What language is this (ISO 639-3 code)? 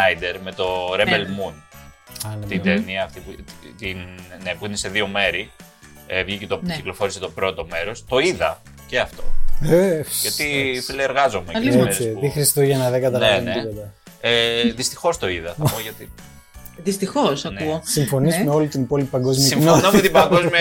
ell